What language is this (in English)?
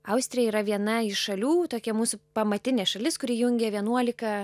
Lithuanian